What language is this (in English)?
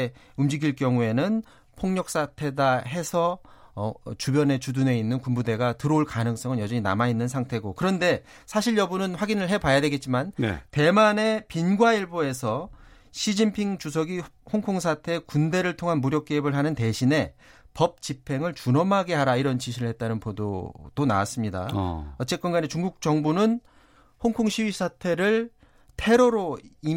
Korean